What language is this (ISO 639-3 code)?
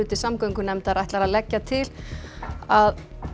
isl